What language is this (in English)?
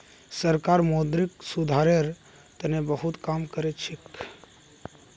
Magahi